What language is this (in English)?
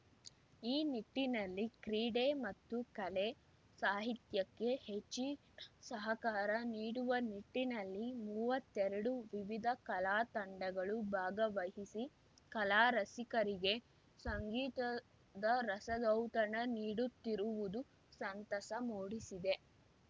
Kannada